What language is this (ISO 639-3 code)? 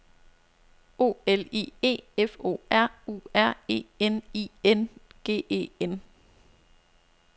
dan